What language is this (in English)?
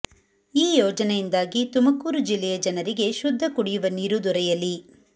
Kannada